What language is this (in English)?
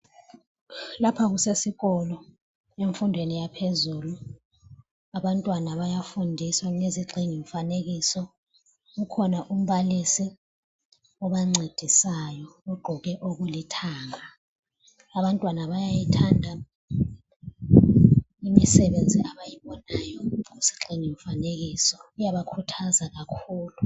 North Ndebele